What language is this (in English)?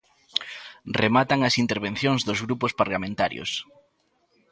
Galician